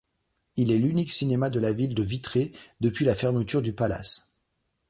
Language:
French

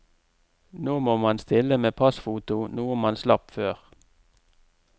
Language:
Norwegian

